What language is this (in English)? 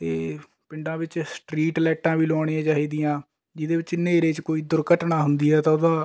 Punjabi